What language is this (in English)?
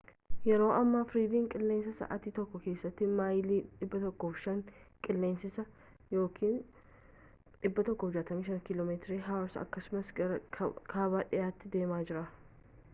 Oromo